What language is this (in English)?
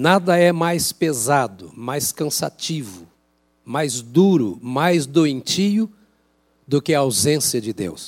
Portuguese